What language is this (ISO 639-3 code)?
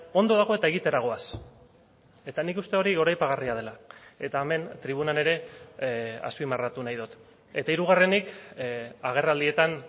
eus